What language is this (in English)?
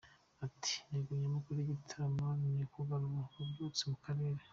Kinyarwanda